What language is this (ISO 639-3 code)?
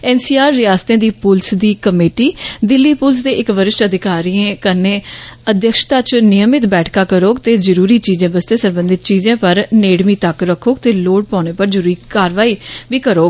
doi